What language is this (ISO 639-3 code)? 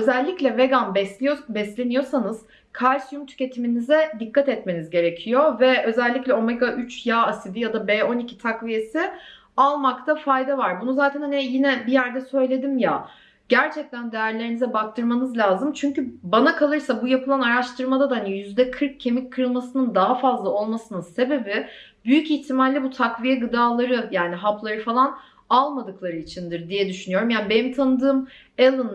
tur